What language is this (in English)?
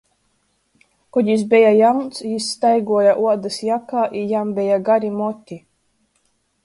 Latgalian